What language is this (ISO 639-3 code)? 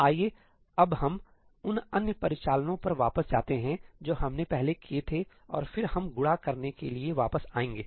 hin